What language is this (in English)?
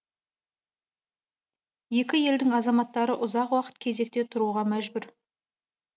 Kazakh